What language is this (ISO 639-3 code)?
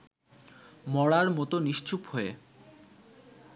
ben